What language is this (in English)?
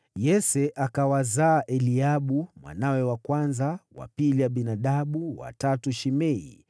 Swahili